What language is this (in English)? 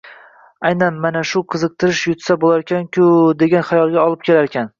Uzbek